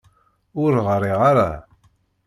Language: Kabyle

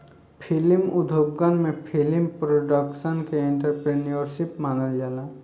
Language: Bhojpuri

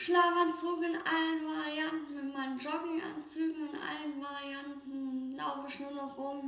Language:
German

